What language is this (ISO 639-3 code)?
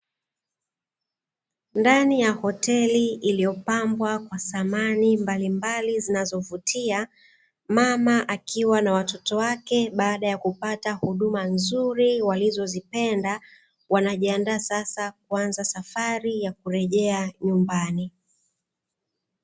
swa